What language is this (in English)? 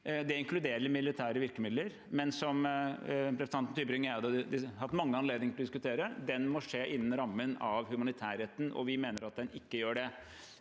Norwegian